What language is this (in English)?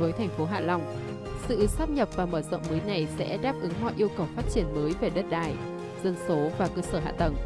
Vietnamese